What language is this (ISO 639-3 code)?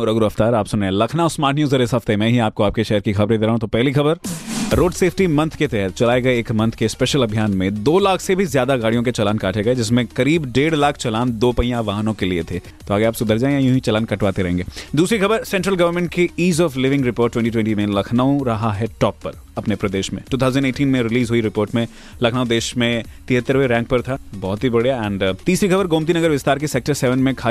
hin